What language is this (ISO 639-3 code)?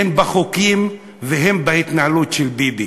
heb